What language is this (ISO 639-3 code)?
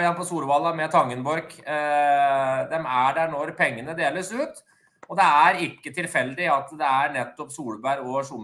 nor